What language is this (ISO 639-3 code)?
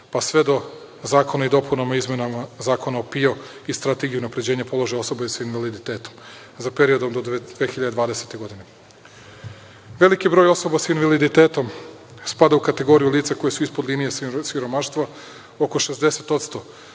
srp